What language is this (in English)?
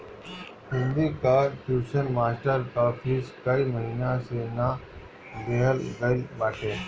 Bhojpuri